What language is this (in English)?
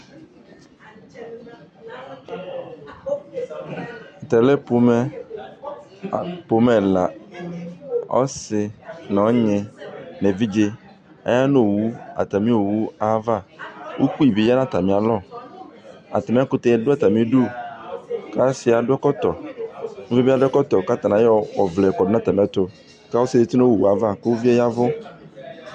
Ikposo